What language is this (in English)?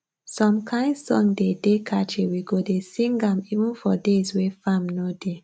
Nigerian Pidgin